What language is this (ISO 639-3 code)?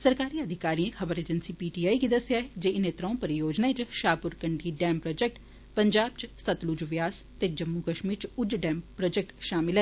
doi